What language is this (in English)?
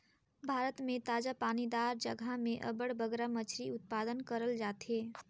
Chhattisgarhi